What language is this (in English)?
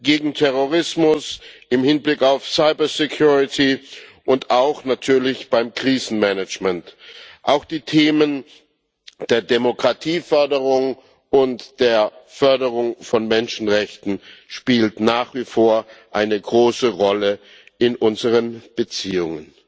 German